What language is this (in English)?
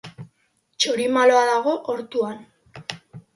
Basque